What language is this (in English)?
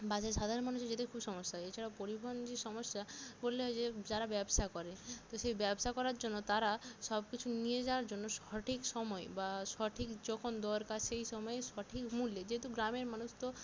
Bangla